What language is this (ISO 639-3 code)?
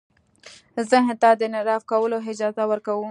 pus